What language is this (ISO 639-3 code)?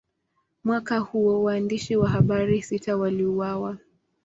swa